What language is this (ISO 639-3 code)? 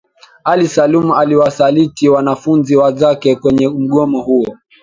swa